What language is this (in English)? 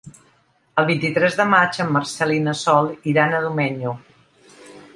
Catalan